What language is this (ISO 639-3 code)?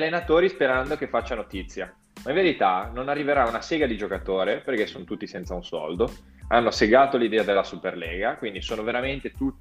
ita